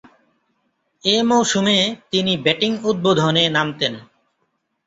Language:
Bangla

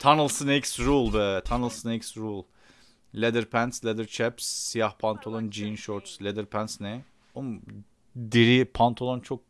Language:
Turkish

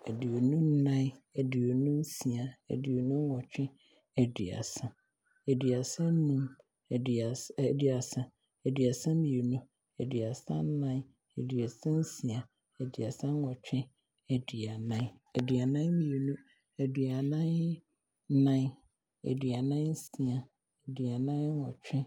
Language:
Abron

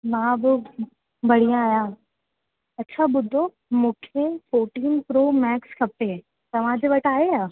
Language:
Sindhi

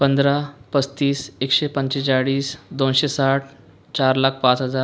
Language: Marathi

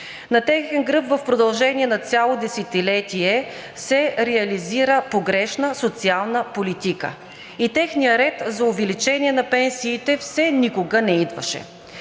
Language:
Bulgarian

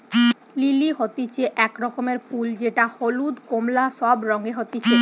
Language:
Bangla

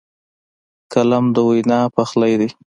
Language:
Pashto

